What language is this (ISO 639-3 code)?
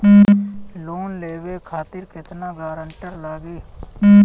bho